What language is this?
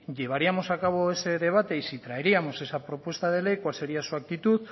Spanish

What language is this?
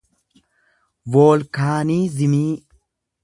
Oromo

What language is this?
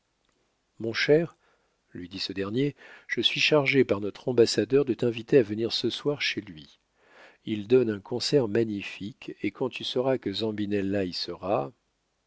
French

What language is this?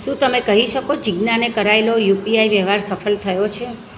Gujarati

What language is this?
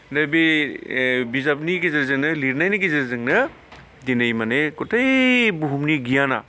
Bodo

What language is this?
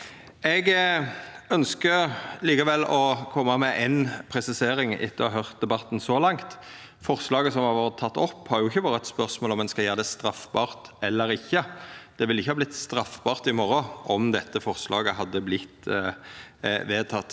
Norwegian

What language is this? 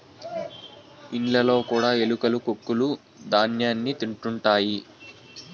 Telugu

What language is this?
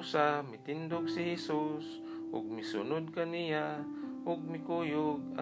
Filipino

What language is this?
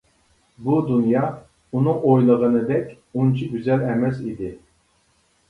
Uyghur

